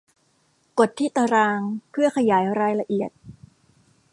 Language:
Thai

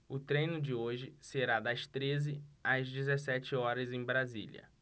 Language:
Portuguese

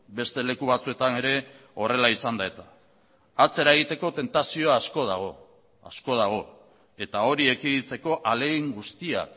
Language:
Basque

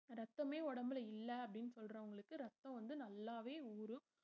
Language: Tamil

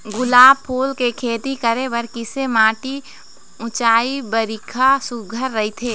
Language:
Chhattisgarhi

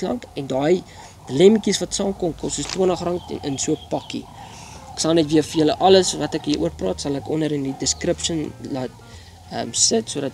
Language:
Dutch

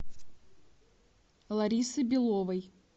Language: Russian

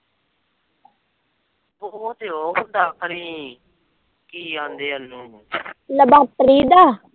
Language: Punjabi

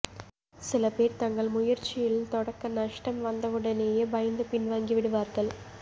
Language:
Tamil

